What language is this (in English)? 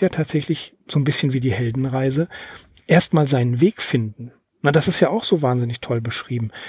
German